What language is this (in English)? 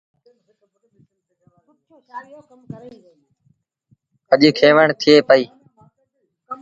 Sindhi Bhil